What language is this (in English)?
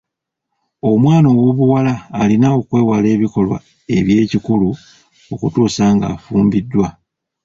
Ganda